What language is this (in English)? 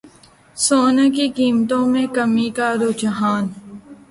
Urdu